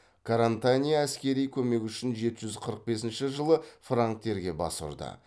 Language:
Kazakh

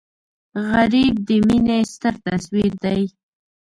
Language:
Pashto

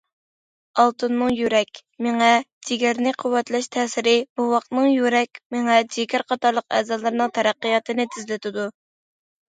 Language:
Uyghur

